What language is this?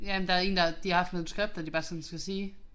Danish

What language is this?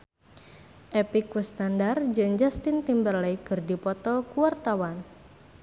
Sundanese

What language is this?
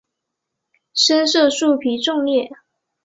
Chinese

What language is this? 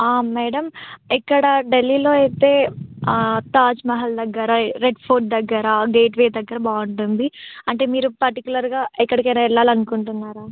Telugu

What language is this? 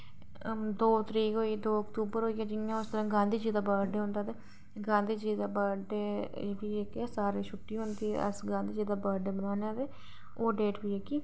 Dogri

